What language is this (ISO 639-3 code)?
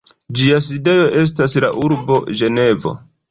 epo